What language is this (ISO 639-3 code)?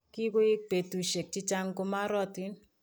kln